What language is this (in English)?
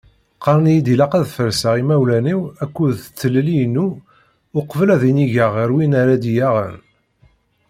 Kabyle